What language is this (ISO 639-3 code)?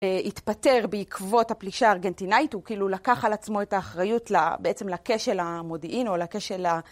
heb